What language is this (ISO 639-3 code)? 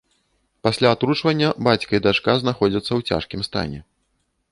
bel